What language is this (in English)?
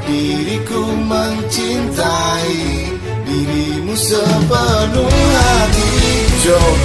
Indonesian